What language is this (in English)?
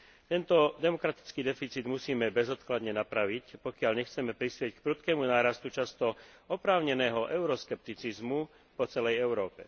Slovak